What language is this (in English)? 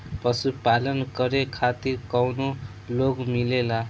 Bhojpuri